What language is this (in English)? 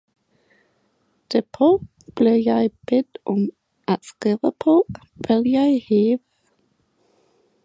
Danish